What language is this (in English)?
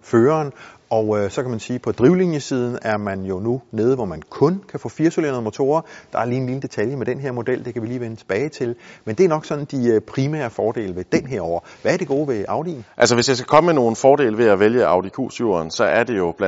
Danish